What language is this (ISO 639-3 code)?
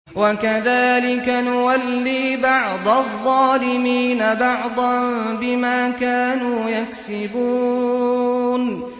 ara